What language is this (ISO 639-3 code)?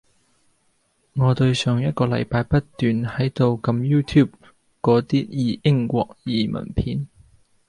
yue